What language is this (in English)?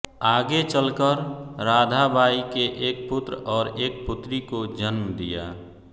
Hindi